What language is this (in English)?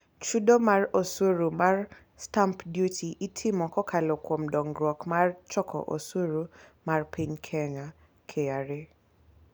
Luo (Kenya and Tanzania)